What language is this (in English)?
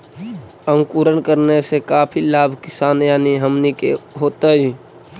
Magahi